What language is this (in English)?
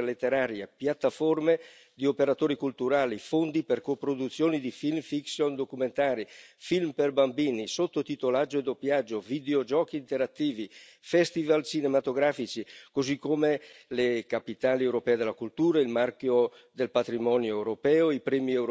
Italian